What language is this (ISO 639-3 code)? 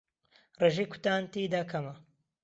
ckb